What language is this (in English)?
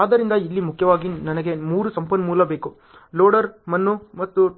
Kannada